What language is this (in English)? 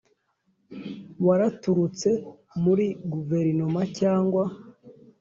Kinyarwanda